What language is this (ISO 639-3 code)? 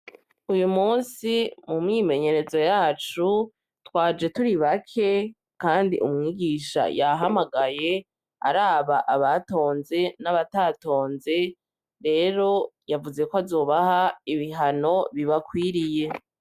run